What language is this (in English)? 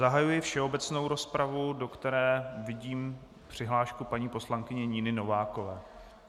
Czech